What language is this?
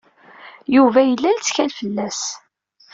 Kabyle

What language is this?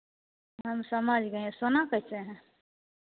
Hindi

